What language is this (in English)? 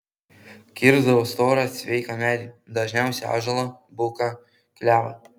Lithuanian